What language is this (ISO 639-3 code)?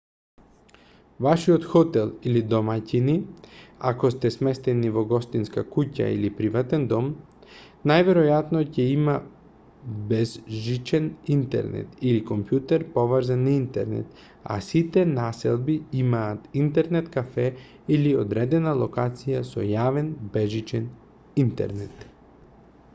mkd